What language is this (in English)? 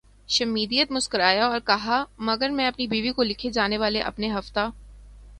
Urdu